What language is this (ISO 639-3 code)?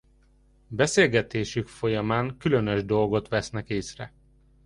hun